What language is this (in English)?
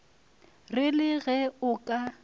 Northern Sotho